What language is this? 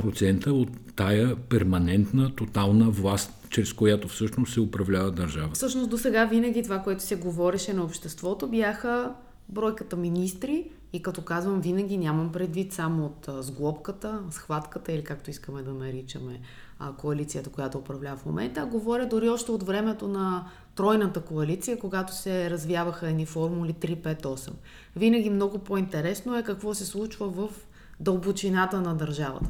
Bulgarian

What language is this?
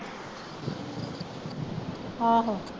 Punjabi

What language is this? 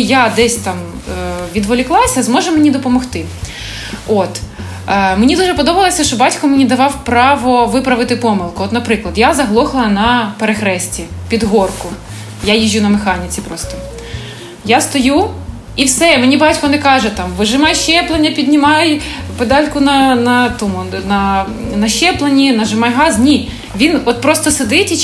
Ukrainian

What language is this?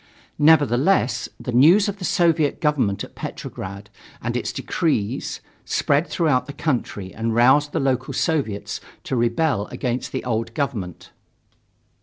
English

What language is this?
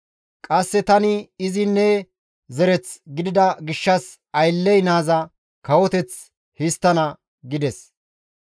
Gamo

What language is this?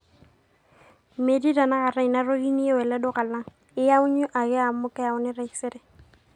Masai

